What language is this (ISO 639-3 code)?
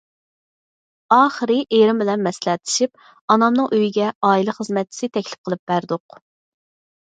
uig